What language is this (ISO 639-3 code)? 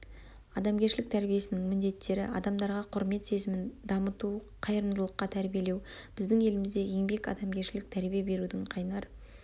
kaz